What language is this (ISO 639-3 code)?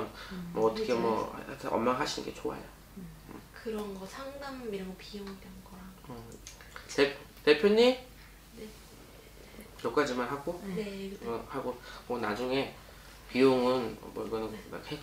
kor